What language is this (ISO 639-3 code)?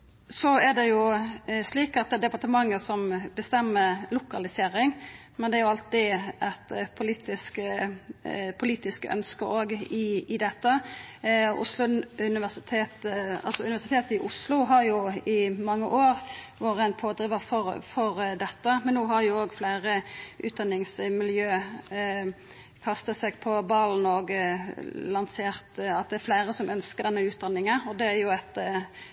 nno